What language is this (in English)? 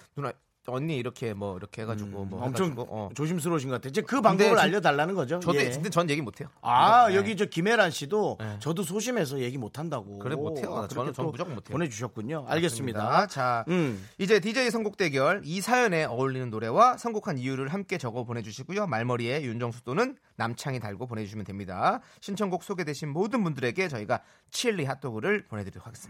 Korean